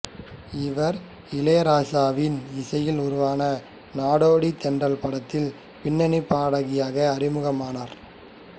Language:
Tamil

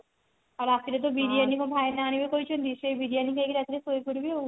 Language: Odia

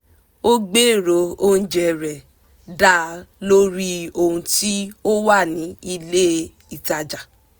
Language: Yoruba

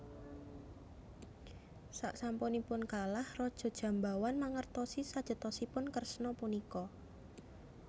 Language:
Javanese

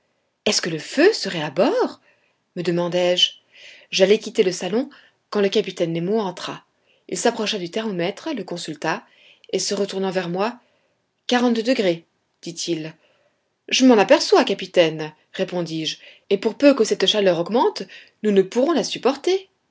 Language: French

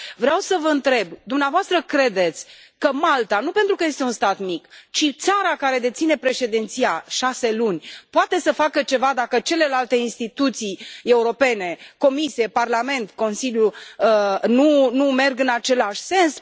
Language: Romanian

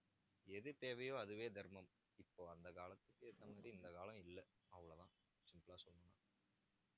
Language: Tamil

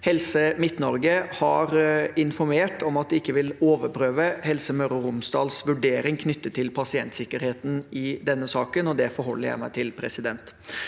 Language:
Norwegian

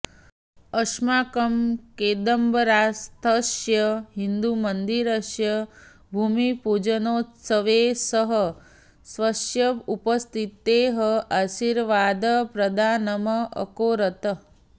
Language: Sanskrit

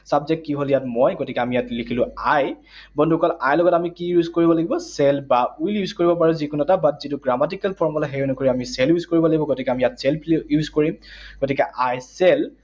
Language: Assamese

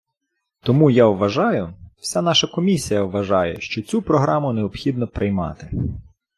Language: Ukrainian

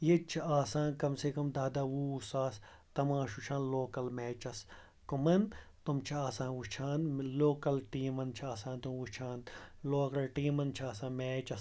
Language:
Kashmiri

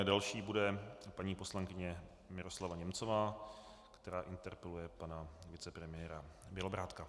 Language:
Czech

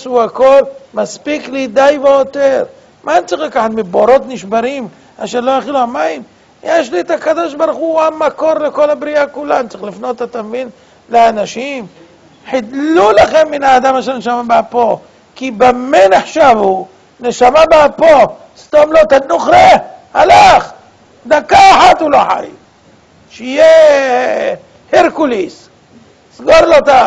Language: Hebrew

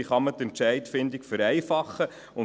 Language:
Swiss German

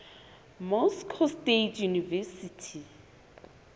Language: Southern Sotho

